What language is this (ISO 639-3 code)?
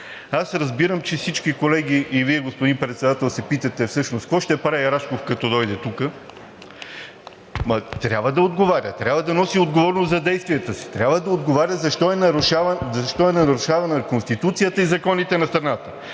bul